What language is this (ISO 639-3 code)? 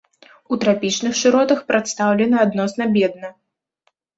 bel